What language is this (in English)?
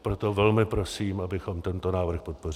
Czech